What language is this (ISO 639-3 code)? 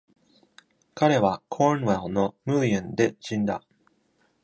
jpn